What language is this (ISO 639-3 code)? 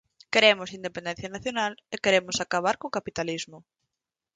glg